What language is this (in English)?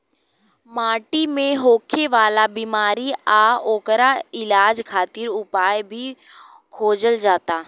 Bhojpuri